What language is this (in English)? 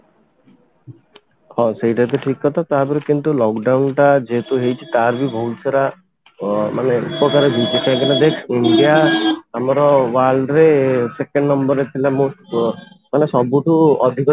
Odia